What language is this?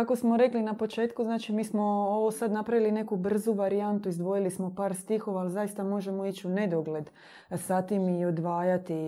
Croatian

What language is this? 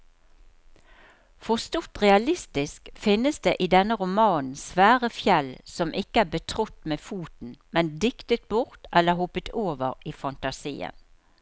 Norwegian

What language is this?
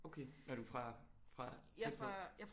Danish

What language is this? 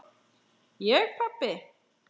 Icelandic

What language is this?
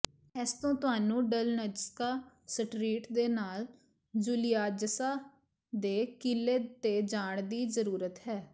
Punjabi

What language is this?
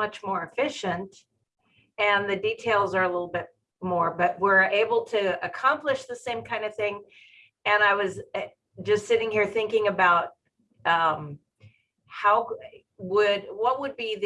English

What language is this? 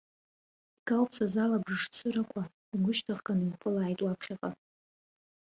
Abkhazian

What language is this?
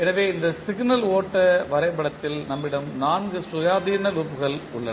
Tamil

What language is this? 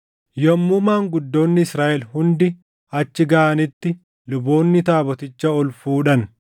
Oromo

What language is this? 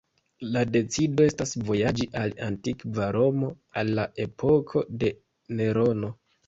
Esperanto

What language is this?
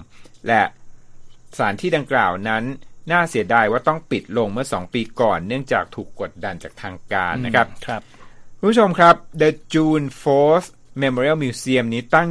Thai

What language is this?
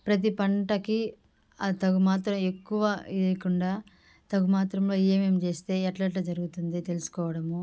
Telugu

